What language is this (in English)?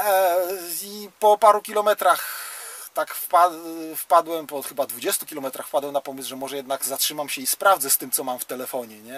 Polish